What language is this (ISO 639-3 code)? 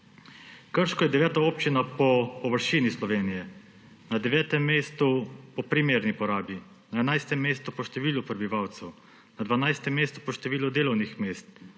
slv